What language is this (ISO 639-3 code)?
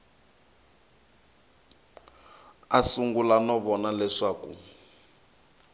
tso